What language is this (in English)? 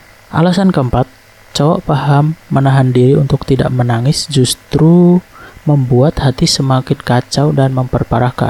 Indonesian